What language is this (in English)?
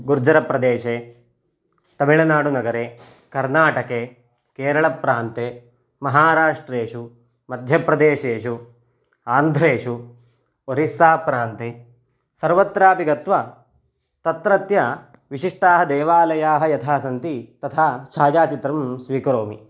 Sanskrit